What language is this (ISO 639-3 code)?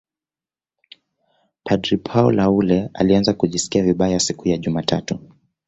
swa